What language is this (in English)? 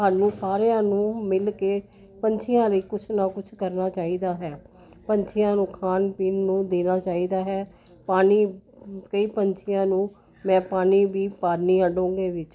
Punjabi